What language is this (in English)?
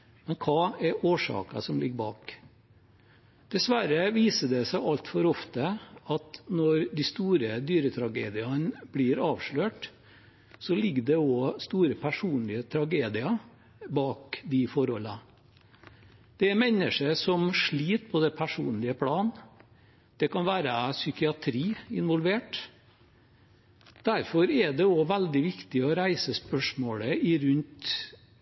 Norwegian Bokmål